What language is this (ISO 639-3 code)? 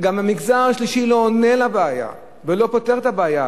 heb